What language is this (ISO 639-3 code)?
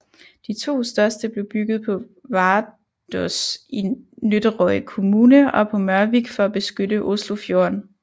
dan